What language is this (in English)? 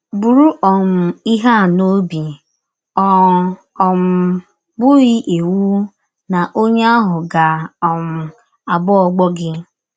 Igbo